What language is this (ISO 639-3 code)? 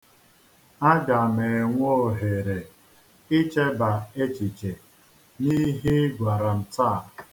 ibo